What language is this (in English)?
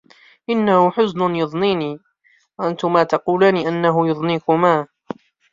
Arabic